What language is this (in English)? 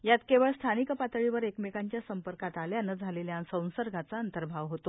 Marathi